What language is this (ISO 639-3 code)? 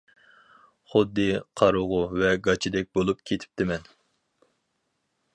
uig